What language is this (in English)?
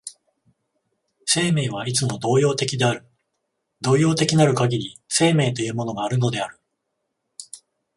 Japanese